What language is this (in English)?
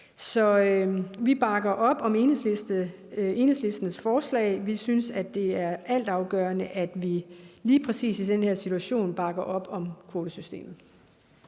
Danish